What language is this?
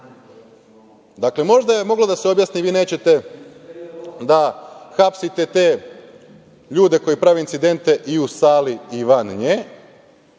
Serbian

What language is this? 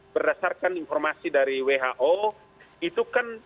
Indonesian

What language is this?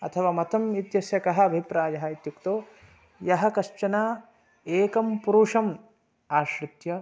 Sanskrit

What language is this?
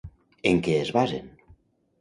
Catalan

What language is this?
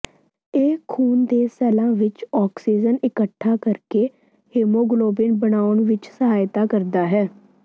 Punjabi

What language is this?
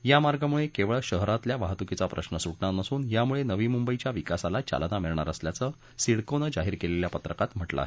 Marathi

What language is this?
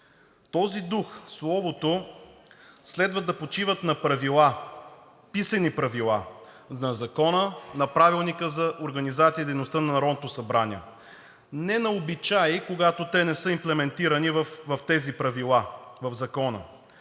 Bulgarian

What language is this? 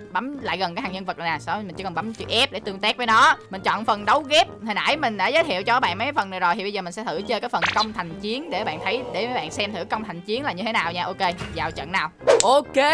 Vietnamese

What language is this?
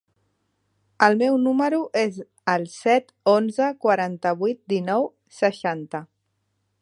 Catalan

